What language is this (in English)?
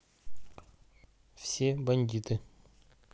Russian